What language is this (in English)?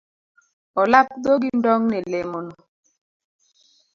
Luo (Kenya and Tanzania)